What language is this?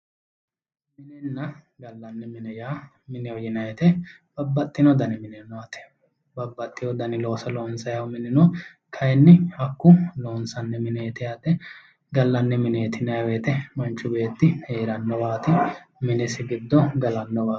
Sidamo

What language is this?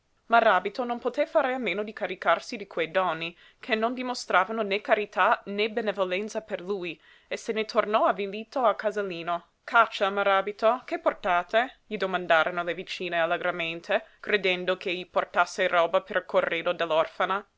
Italian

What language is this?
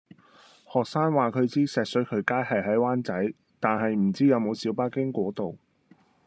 Cantonese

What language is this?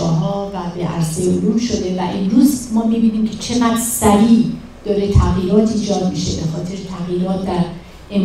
Persian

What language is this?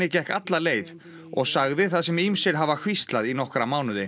Icelandic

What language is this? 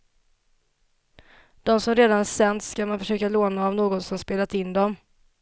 Swedish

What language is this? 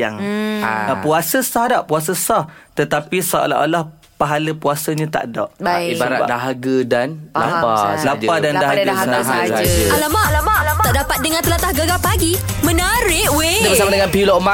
Malay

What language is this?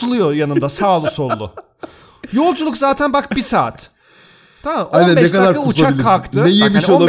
Turkish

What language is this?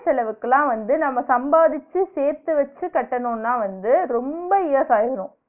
Tamil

